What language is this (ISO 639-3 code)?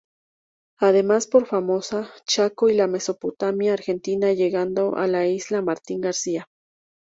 spa